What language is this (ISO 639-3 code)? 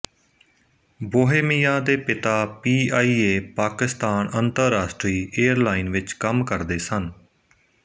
pan